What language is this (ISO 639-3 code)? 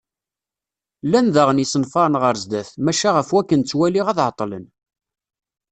kab